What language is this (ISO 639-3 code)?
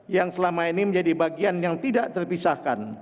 ind